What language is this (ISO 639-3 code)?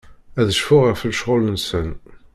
kab